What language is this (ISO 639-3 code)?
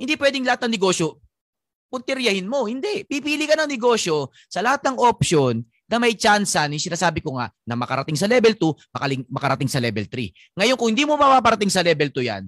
fil